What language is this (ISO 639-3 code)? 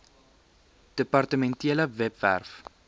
afr